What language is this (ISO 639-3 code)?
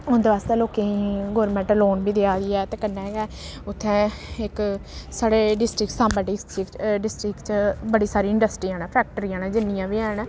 doi